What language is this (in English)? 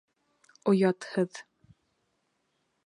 Bashkir